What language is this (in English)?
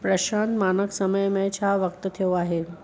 Sindhi